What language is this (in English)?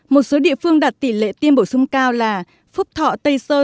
Vietnamese